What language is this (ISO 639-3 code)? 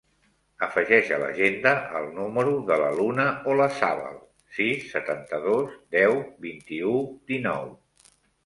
cat